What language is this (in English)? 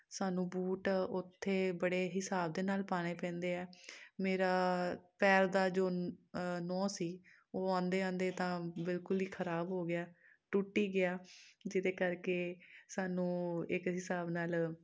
Punjabi